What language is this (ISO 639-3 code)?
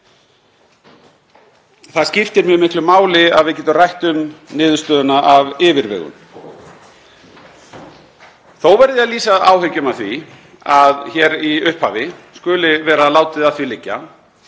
isl